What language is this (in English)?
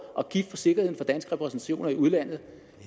Danish